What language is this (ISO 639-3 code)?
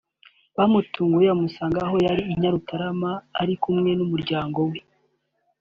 kin